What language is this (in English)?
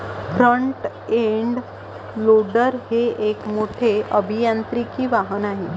Marathi